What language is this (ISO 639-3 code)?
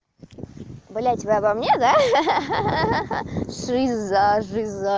rus